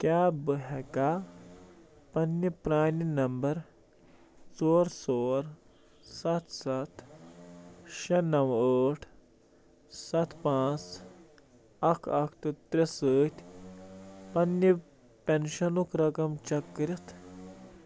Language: Kashmiri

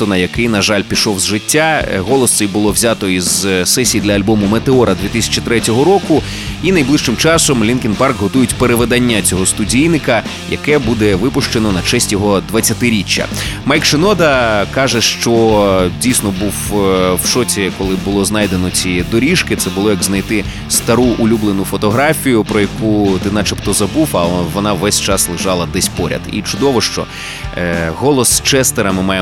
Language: Ukrainian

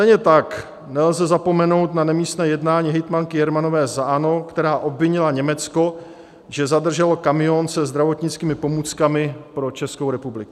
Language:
Czech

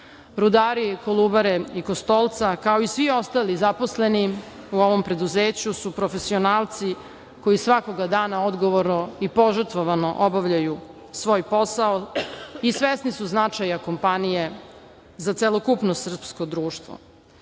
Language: Serbian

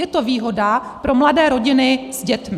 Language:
Czech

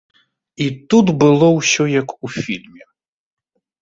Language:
Belarusian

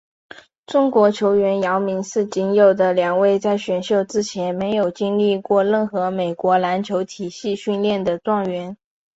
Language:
Chinese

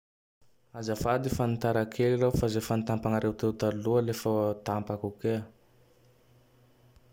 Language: Tandroy-Mahafaly Malagasy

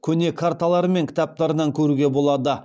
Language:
Kazakh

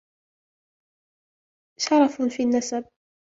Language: Arabic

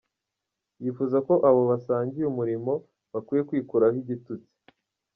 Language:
Kinyarwanda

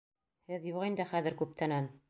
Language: Bashkir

